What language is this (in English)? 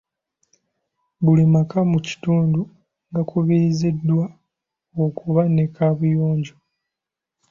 Ganda